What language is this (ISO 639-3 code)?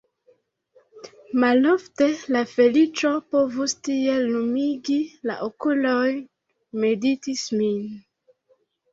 epo